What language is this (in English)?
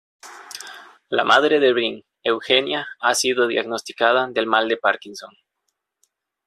Spanish